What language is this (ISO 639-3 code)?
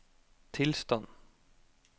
nor